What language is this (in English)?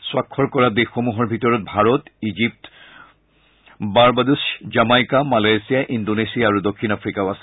Assamese